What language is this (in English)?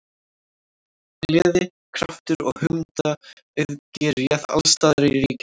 Icelandic